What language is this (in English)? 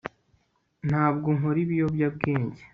Kinyarwanda